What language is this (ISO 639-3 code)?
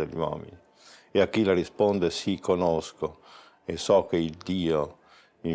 ita